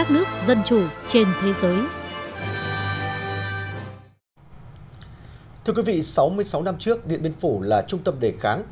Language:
Vietnamese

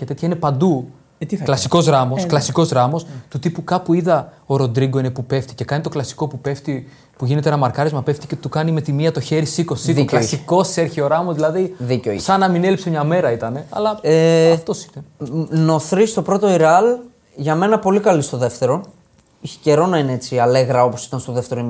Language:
Greek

